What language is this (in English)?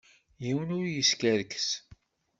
Kabyle